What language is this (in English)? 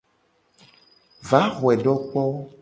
Gen